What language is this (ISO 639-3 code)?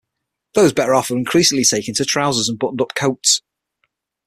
eng